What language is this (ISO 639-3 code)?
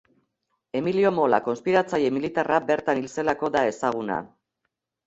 eus